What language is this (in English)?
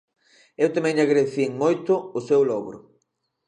Galician